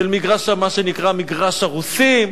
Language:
Hebrew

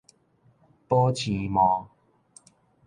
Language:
Min Nan Chinese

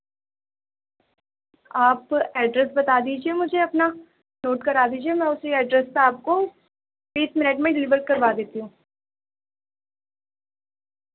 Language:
Urdu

